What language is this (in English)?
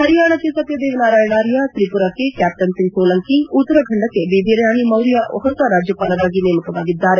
Kannada